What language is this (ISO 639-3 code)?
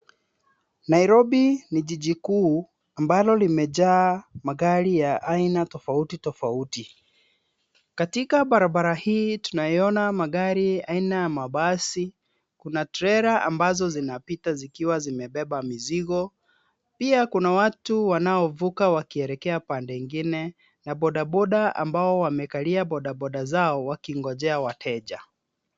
swa